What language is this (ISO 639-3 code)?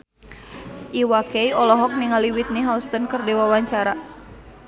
sun